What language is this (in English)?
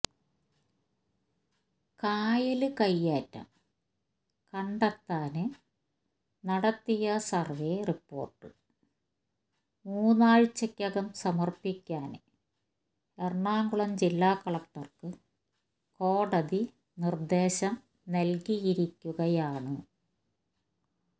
Malayalam